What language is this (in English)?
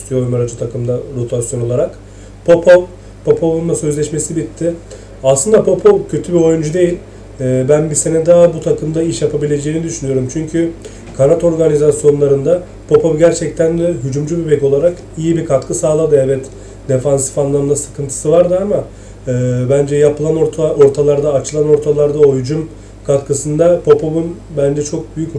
Turkish